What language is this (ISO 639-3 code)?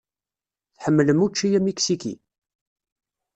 kab